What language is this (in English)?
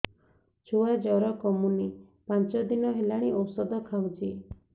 Odia